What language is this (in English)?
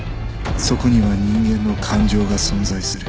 Japanese